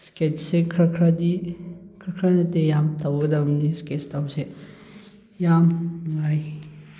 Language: Manipuri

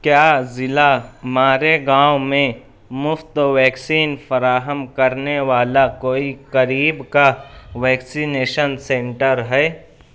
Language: Urdu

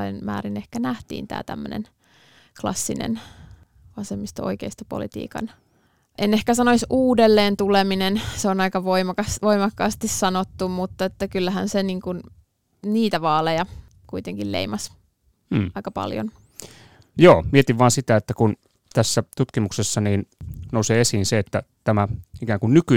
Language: Finnish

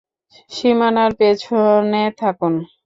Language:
Bangla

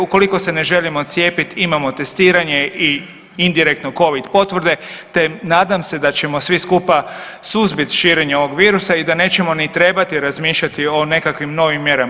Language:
Croatian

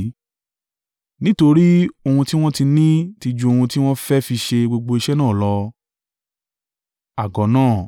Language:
Yoruba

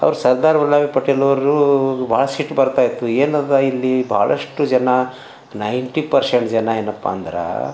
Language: Kannada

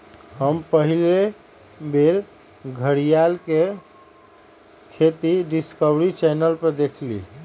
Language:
Magahi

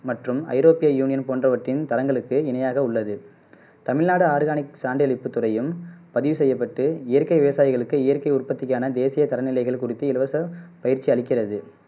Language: Tamil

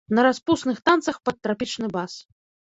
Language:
Belarusian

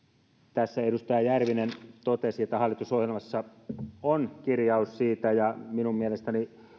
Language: Finnish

